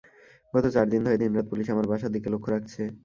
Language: Bangla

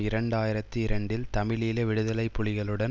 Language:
Tamil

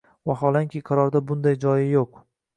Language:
Uzbek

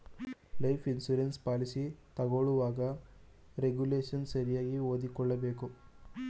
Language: Kannada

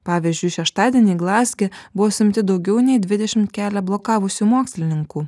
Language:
Lithuanian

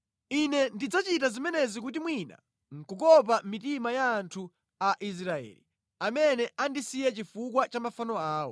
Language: Nyanja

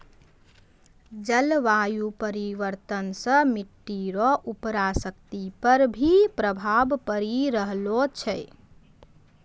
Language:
Maithili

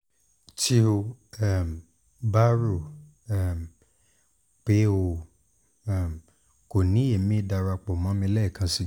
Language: Yoruba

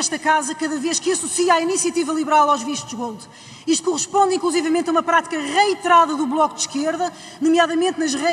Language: Portuguese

